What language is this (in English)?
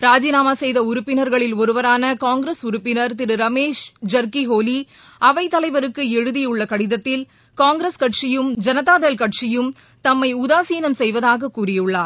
Tamil